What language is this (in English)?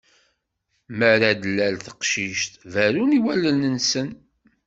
Kabyle